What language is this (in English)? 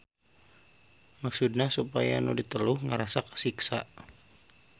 Sundanese